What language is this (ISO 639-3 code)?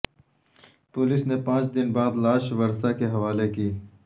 urd